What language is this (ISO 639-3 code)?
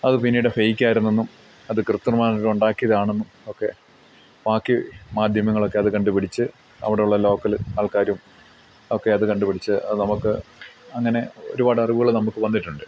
mal